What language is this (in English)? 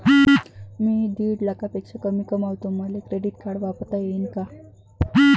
Marathi